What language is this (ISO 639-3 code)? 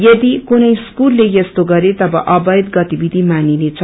nep